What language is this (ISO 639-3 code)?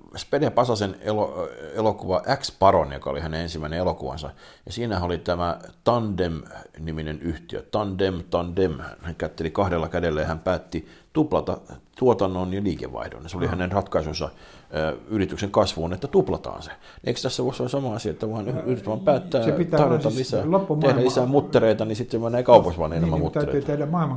fin